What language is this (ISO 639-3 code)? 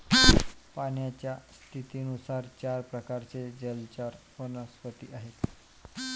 mar